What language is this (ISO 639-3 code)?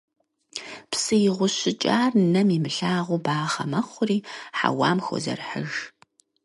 kbd